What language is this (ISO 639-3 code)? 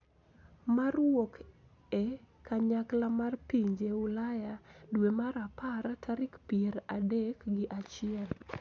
luo